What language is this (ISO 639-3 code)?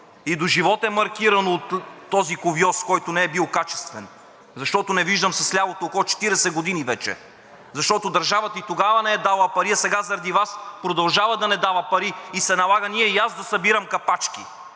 bul